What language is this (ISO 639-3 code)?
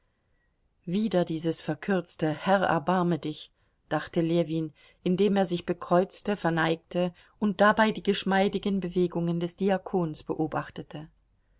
deu